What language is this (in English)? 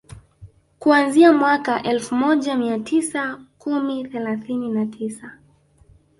Swahili